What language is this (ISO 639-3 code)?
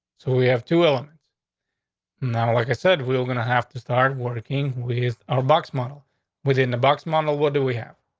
eng